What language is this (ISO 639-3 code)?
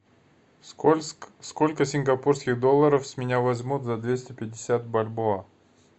rus